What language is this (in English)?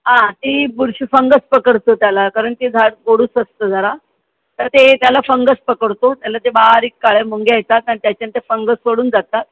Marathi